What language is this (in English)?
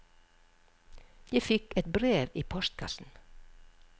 Norwegian